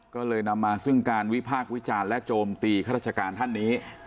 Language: Thai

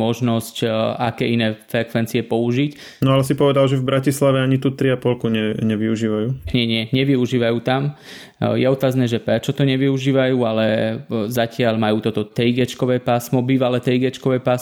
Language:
Slovak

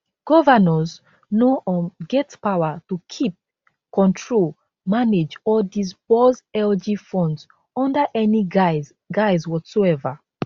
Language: Nigerian Pidgin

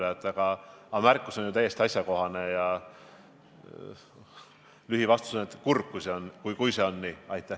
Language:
Estonian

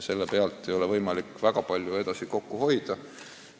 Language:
Estonian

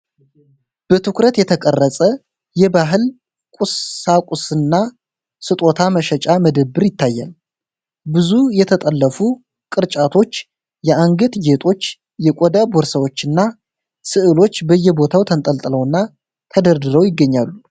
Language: Amharic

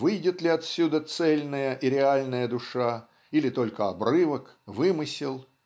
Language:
Russian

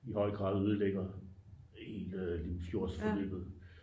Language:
Danish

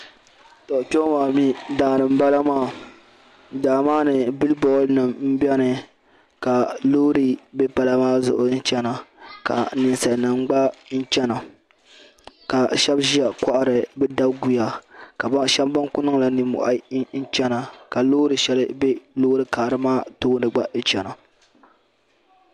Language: Dagbani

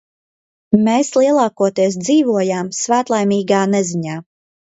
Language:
Latvian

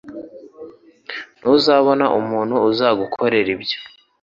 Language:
Kinyarwanda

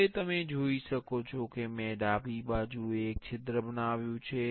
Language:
Gujarati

